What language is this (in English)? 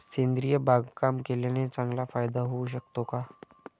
Marathi